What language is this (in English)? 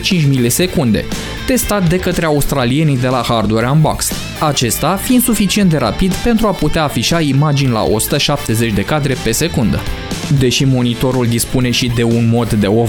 Romanian